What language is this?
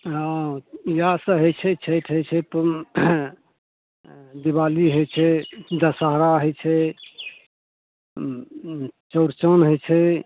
Maithili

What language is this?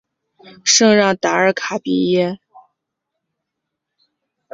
Chinese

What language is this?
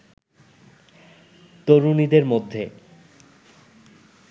Bangla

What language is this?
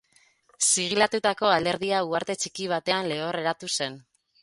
Basque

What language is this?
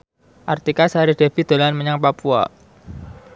Javanese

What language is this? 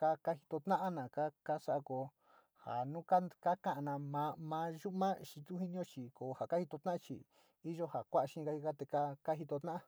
Sinicahua Mixtec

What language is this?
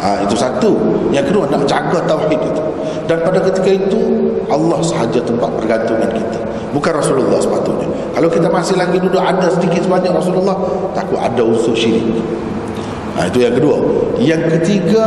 Malay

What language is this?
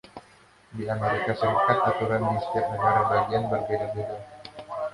Indonesian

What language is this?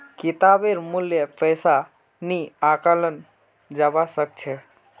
Magahi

